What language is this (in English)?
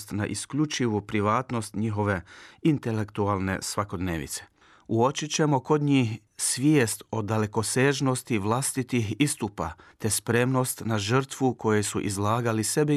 Croatian